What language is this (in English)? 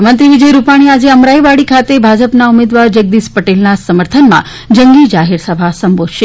Gujarati